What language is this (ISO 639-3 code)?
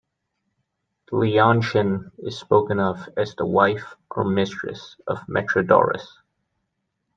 eng